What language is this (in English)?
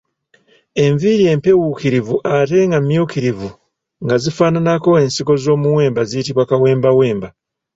Ganda